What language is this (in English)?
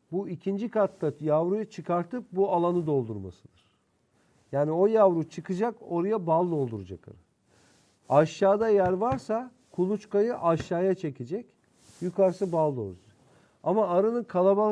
Turkish